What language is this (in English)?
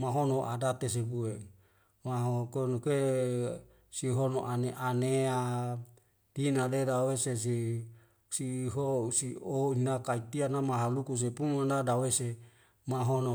Wemale